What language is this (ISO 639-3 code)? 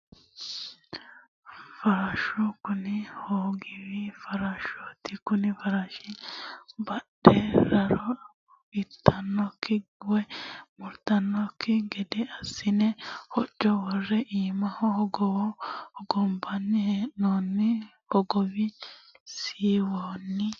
sid